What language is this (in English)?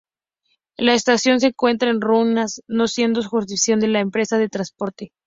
Spanish